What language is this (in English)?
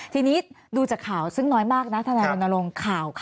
Thai